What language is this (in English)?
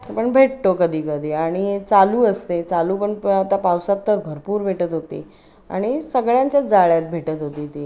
Marathi